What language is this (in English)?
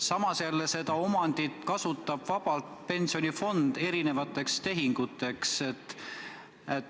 Estonian